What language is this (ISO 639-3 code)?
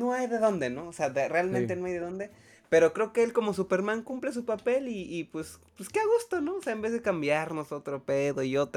spa